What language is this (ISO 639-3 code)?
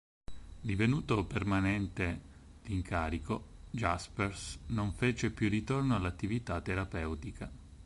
ita